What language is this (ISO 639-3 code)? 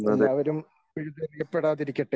mal